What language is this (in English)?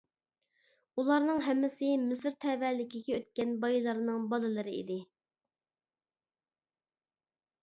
Uyghur